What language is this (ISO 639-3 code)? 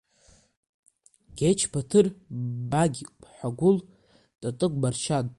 abk